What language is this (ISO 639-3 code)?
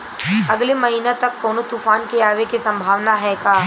bho